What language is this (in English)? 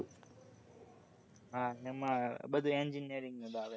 Gujarati